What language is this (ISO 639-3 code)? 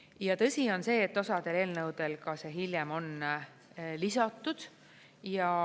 est